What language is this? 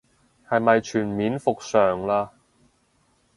Cantonese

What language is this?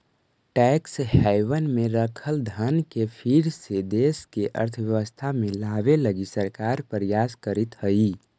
Magahi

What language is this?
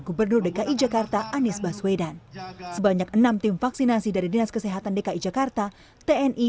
Indonesian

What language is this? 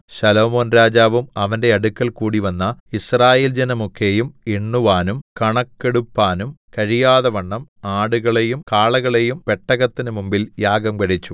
Malayalam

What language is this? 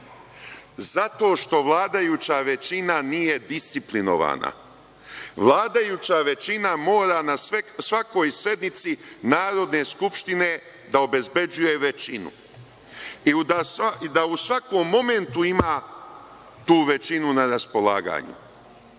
Serbian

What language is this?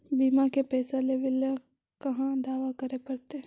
Magahi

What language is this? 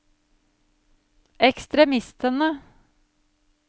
Norwegian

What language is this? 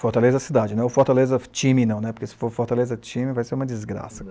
Portuguese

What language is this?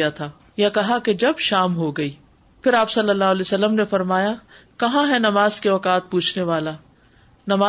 Urdu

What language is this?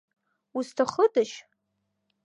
Abkhazian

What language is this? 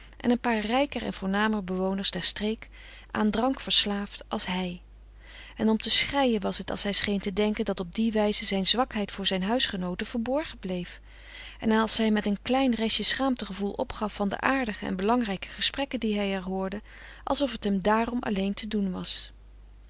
Dutch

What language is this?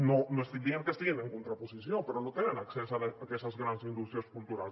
Catalan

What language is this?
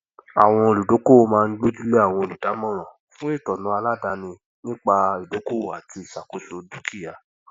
Yoruba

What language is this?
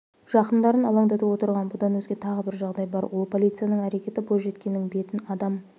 Kazakh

